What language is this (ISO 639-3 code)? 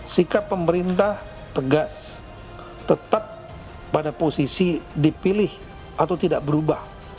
ind